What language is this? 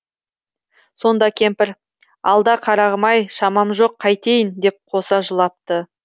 Kazakh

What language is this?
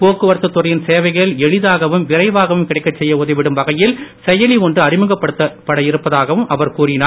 Tamil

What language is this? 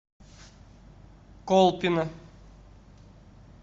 Russian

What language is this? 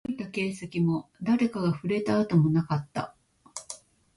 Japanese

